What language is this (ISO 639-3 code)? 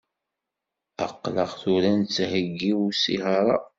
kab